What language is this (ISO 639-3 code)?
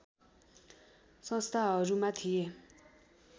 nep